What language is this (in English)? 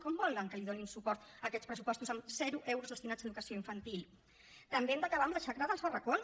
Catalan